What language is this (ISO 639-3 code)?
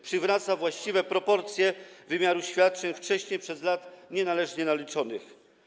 pol